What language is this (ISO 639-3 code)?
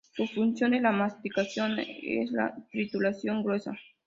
spa